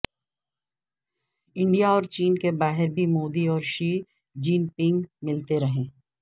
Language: Urdu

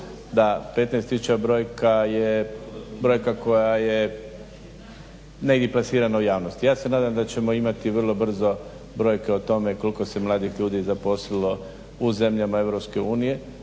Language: Croatian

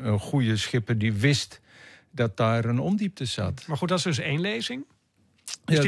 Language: Dutch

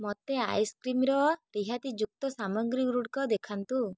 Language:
Odia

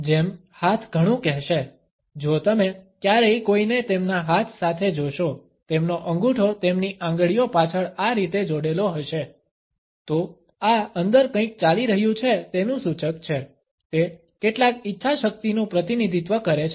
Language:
Gujarati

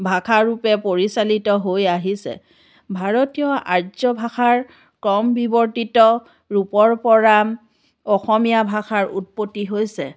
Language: Assamese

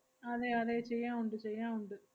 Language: Malayalam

